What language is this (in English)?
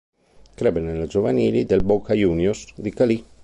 Italian